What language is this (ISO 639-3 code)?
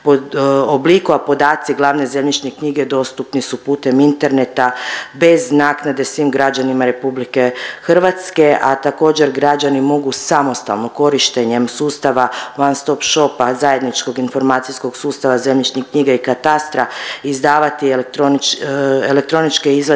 hrv